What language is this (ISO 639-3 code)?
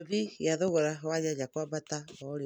kik